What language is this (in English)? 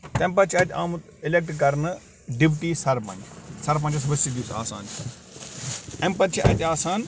Kashmiri